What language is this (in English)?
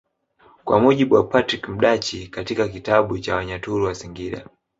Swahili